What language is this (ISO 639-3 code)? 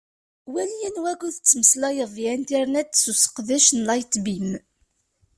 kab